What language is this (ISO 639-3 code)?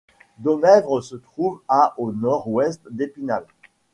fra